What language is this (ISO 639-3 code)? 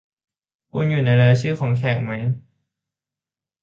tha